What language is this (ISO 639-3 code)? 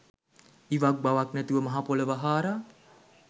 sin